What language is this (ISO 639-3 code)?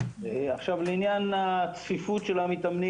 heb